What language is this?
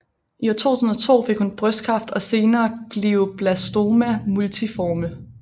Danish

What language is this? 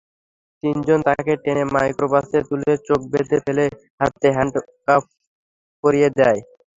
Bangla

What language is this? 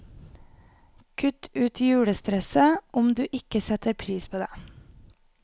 Norwegian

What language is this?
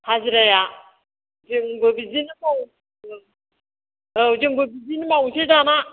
Bodo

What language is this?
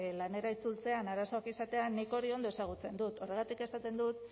Basque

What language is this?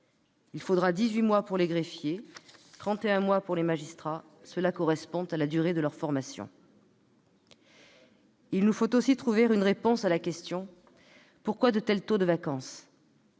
French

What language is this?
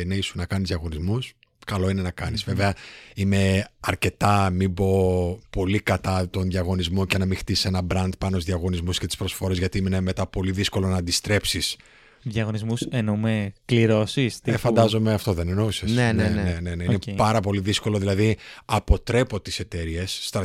Greek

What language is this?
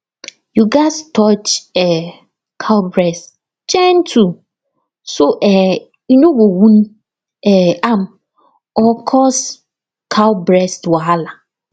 Nigerian Pidgin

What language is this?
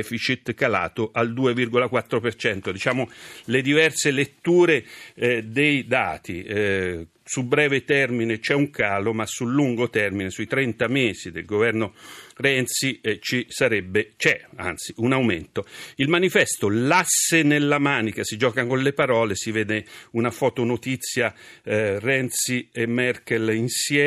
Italian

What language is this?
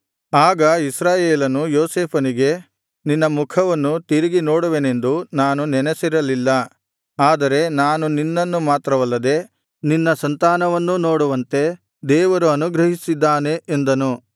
Kannada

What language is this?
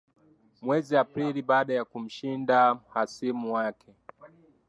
Swahili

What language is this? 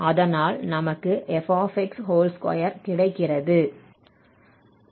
Tamil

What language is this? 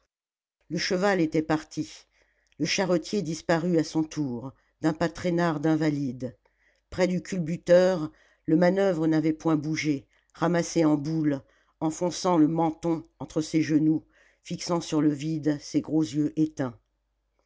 French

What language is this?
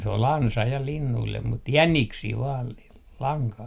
Finnish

